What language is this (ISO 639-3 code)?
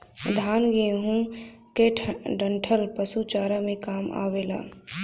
bho